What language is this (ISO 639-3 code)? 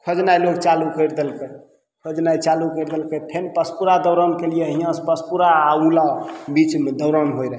mai